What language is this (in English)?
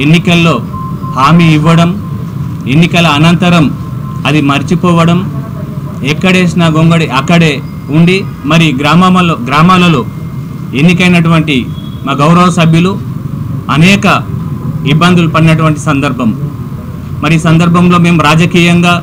Telugu